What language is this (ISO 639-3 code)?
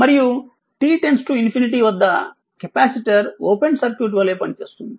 tel